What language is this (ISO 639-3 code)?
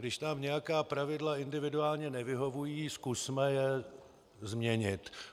ces